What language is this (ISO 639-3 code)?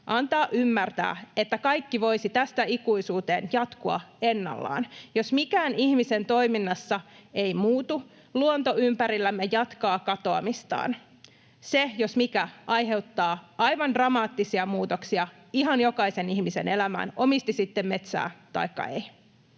fin